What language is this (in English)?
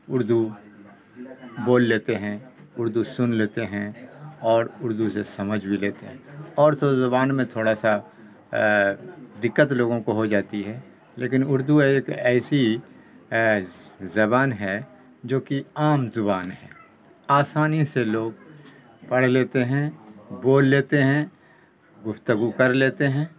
Urdu